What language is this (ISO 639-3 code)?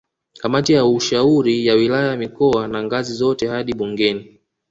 swa